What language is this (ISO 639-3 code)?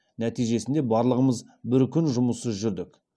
kaz